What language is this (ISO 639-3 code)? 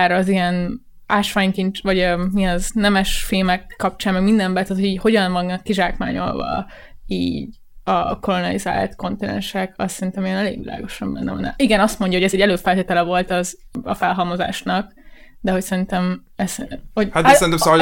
hun